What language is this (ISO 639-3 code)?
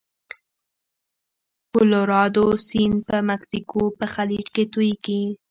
pus